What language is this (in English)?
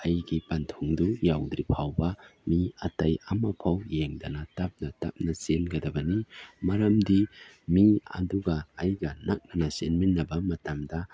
Manipuri